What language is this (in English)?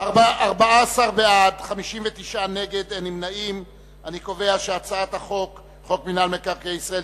Hebrew